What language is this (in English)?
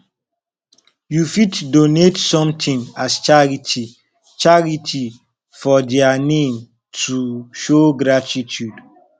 Nigerian Pidgin